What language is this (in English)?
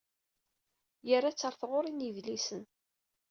Kabyle